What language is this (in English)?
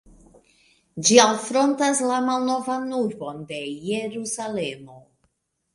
Esperanto